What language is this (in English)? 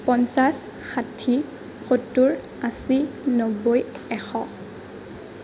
Assamese